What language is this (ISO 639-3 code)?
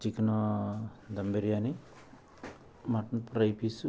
tel